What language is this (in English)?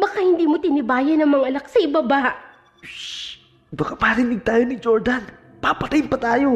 Filipino